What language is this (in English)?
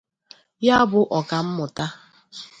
Igbo